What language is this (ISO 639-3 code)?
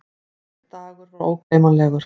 isl